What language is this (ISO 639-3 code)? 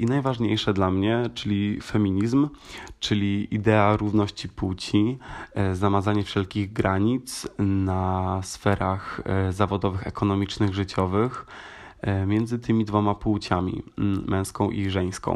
pol